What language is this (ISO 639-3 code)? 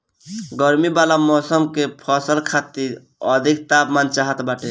bho